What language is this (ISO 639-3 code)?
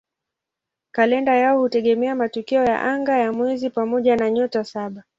swa